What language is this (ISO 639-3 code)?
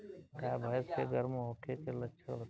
bho